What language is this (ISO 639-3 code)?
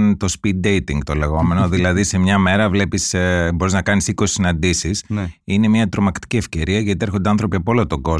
ell